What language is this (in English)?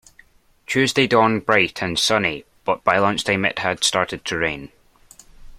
English